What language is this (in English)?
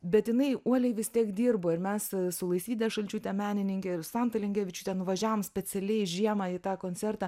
Lithuanian